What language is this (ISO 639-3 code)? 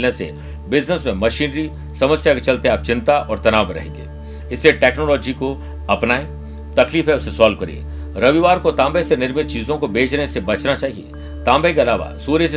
hin